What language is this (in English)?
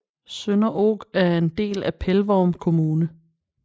Danish